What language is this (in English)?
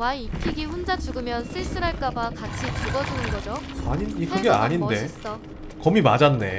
Korean